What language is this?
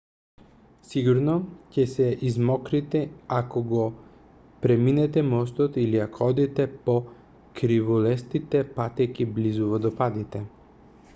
Macedonian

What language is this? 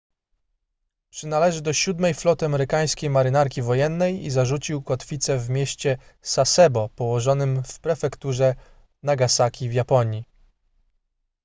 Polish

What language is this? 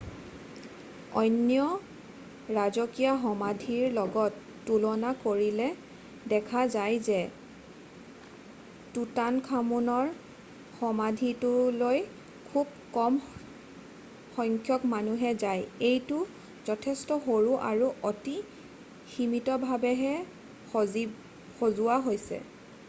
Assamese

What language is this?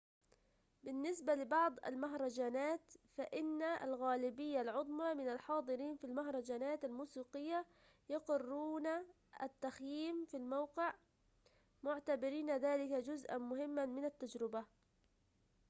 Arabic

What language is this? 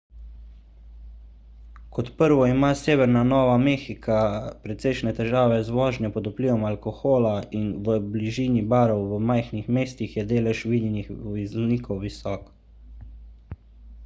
Slovenian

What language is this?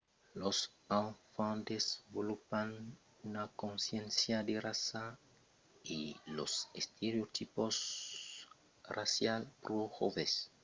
Occitan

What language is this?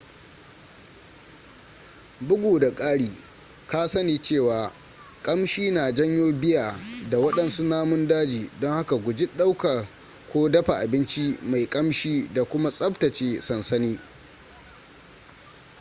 Hausa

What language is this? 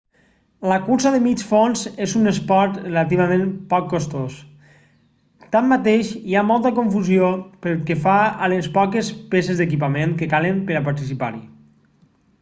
Catalan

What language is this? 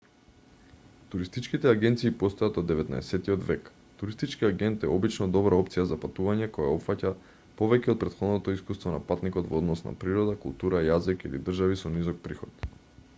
Macedonian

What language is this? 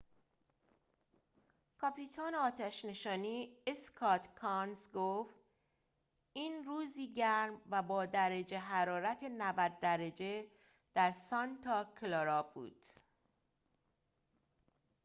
Persian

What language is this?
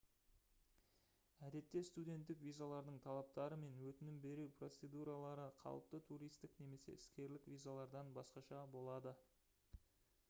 Kazakh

